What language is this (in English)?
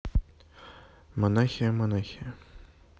Russian